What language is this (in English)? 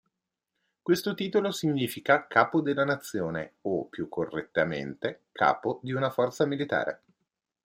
Italian